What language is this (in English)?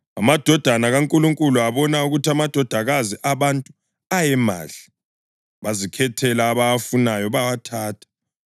North Ndebele